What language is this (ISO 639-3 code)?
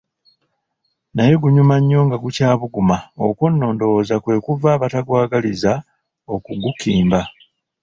lug